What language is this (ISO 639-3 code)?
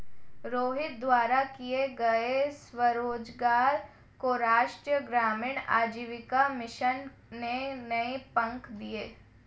hin